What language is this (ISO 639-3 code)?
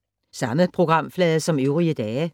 dan